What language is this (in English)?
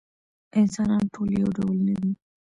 Pashto